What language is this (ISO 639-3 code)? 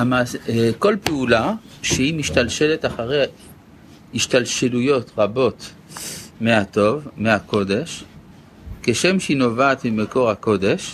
heb